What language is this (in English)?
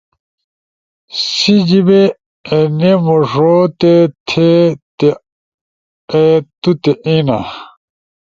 Ushojo